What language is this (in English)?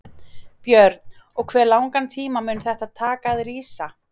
Icelandic